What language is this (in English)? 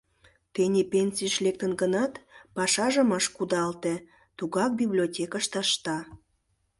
Mari